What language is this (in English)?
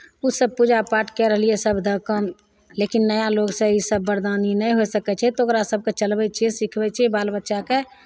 Maithili